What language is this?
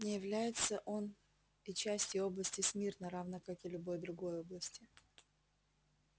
Russian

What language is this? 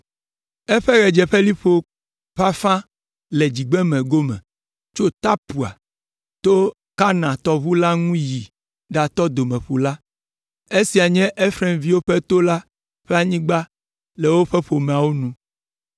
Ewe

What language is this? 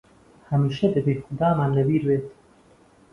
Central Kurdish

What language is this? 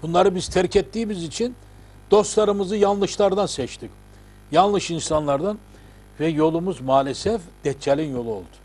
Turkish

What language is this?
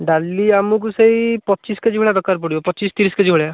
Odia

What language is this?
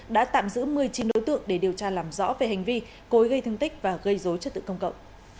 Vietnamese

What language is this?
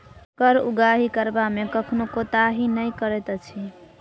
Maithili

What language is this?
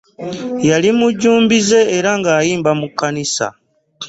Ganda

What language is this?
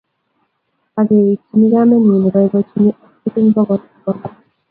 Kalenjin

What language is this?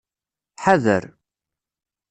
Kabyle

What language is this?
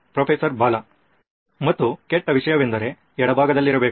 Kannada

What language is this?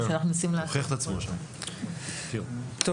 Hebrew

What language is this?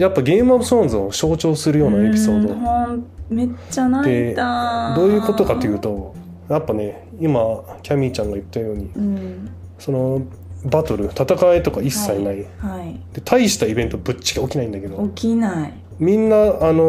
Japanese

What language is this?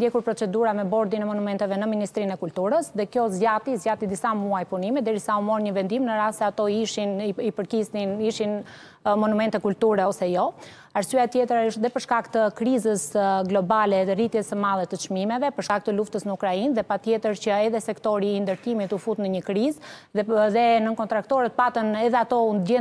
Romanian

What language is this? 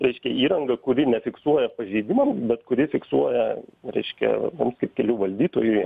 Lithuanian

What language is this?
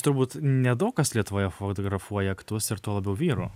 Lithuanian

